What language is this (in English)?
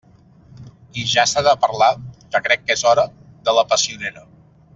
Catalan